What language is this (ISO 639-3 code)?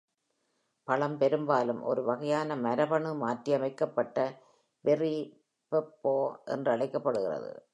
tam